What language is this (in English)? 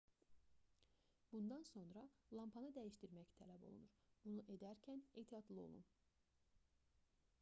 Azerbaijani